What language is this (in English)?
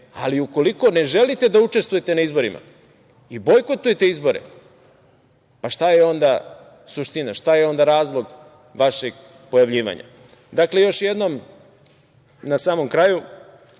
Serbian